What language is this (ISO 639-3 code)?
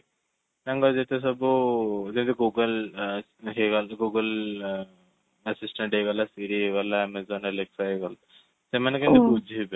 ori